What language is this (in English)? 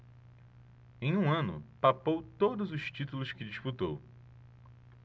Portuguese